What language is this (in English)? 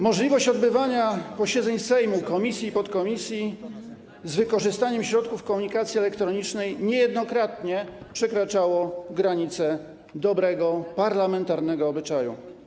Polish